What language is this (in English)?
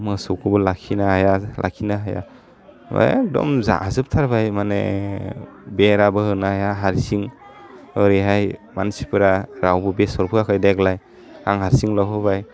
Bodo